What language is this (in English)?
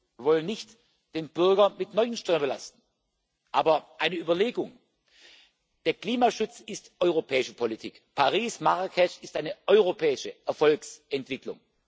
German